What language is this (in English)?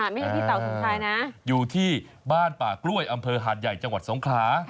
Thai